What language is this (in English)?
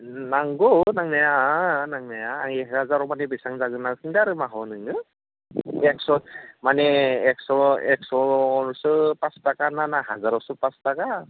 Bodo